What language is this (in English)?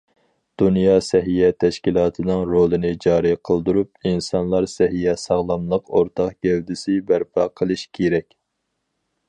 Uyghur